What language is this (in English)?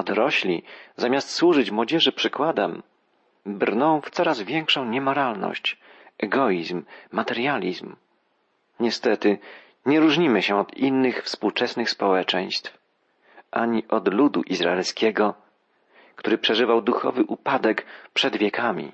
Polish